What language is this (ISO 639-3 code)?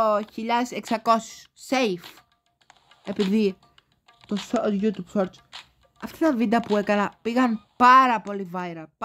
ell